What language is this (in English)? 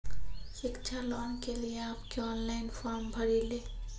Maithili